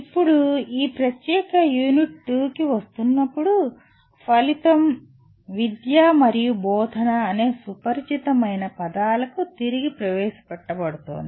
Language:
Telugu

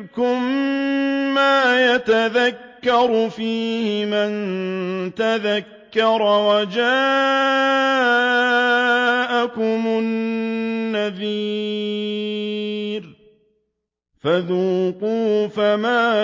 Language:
Arabic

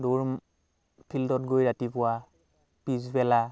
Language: Assamese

